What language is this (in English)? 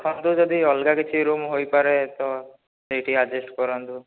Odia